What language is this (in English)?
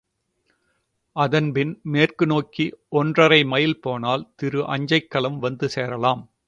Tamil